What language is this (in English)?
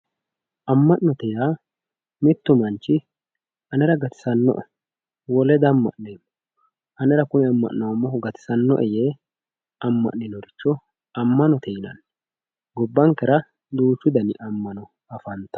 Sidamo